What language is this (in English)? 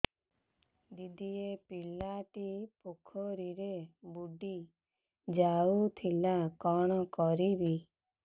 Odia